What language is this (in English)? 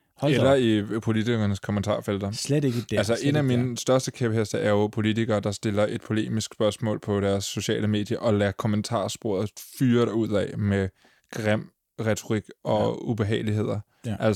Danish